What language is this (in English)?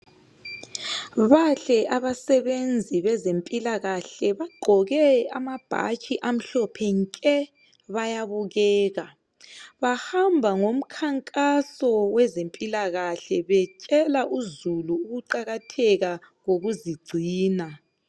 North Ndebele